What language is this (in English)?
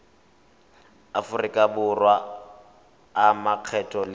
Tswana